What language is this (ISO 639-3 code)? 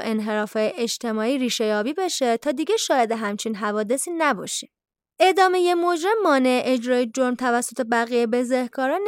fas